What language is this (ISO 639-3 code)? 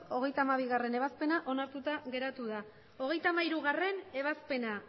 eus